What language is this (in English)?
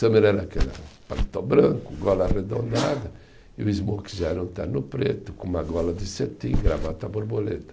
Portuguese